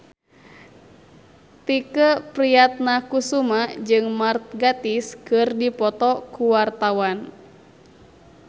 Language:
Sundanese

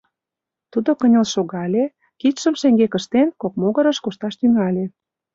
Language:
Mari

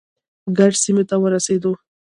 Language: Pashto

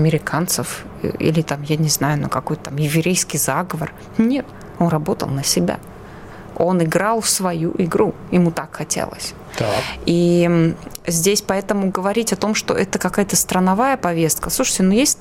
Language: Russian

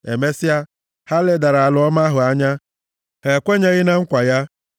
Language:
Igbo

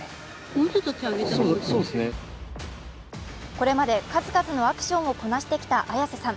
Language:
Japanese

